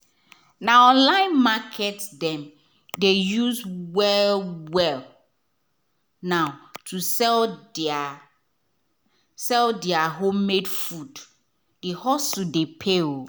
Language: Nigerian Pidgin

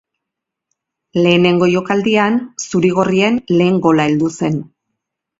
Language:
Basque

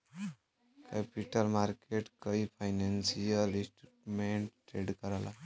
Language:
Bhojpuri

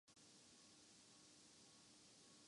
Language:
Urdu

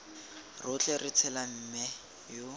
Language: Tswana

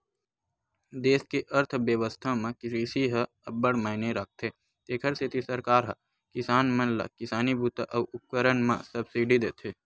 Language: Chhattisgarhi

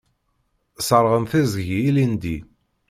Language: Kabyle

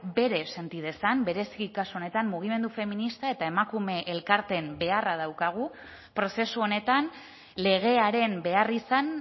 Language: Basque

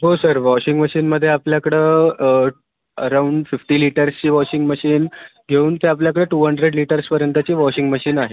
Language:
Marathi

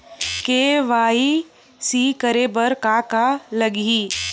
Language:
Chhattisgarhi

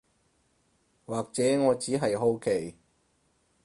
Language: Cantonese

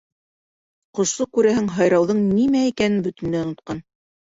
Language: Bashkir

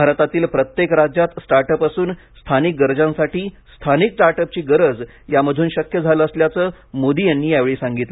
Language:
Marathi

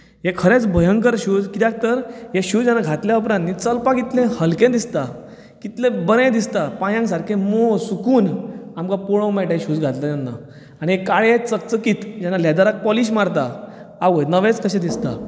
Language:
Konkani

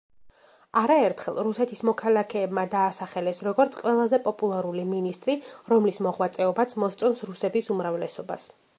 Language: Georgian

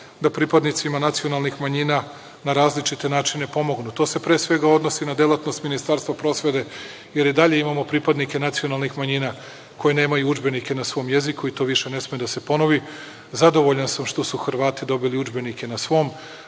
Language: Serbian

